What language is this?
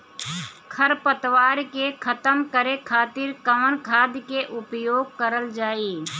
Bhojpuri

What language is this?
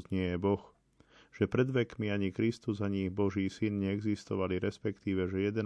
Slovak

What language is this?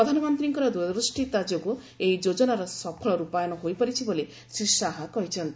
Odia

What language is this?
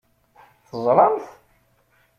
Kabyle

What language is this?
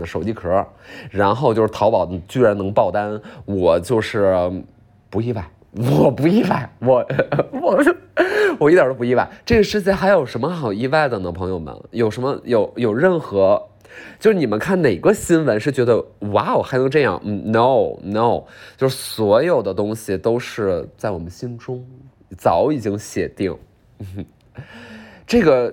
Chinese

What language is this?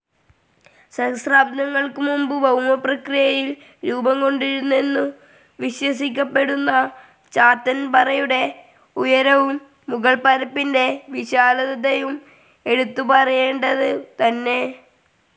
Malayalam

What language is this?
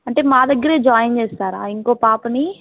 Telugu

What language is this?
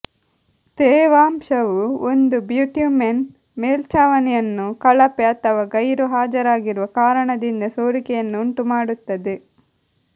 Kannada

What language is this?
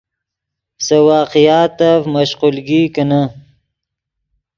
Yidgha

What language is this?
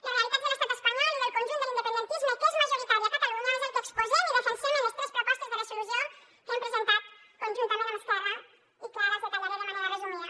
Catalan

